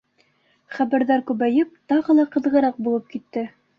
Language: Bashkir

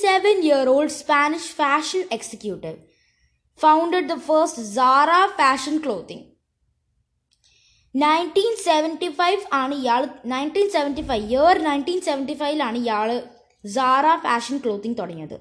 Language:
Malayalam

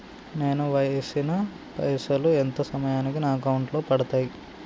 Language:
Telugu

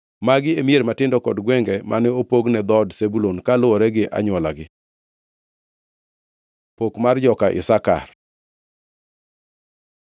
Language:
Luo (Kenya and Tanzania)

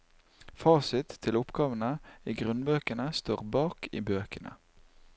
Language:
Norwegian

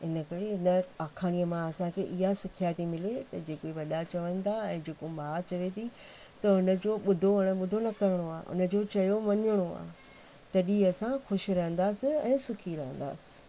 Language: Sindhi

